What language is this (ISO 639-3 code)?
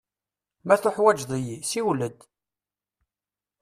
kab